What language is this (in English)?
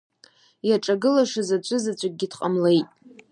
Abkhazian